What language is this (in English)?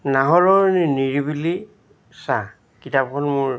Assamese